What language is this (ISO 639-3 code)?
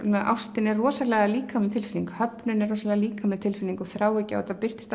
isl